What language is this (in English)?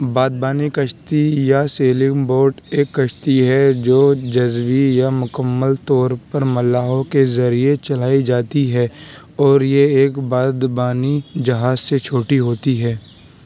Urdu